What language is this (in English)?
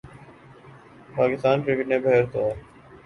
Urdu